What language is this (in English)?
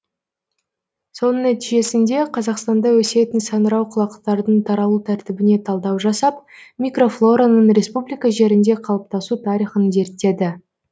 Kazakh